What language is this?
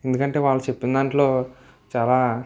Telugu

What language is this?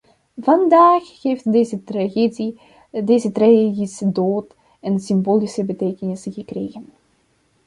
Dutch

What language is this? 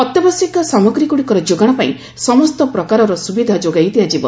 Odia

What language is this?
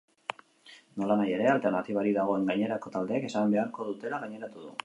Basque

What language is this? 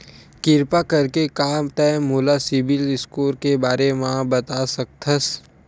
Chhattisgarhi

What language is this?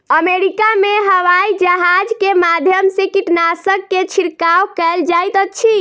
Maithili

